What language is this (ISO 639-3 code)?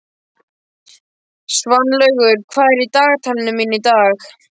isl